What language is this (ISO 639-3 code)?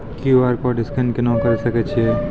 mai